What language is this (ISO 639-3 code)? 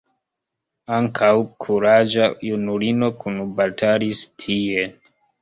epo